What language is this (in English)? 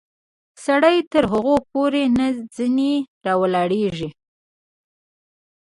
Pashto